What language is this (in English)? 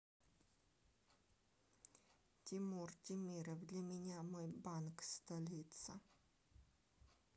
Russian